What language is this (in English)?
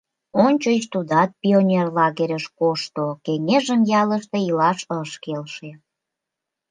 Mari